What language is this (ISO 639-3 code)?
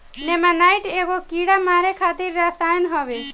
bho